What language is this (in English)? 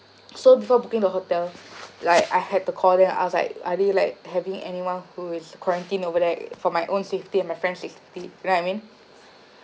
English